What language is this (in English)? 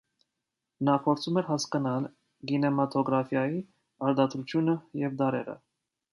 Armenian